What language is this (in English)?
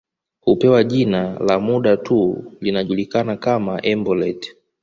Swahili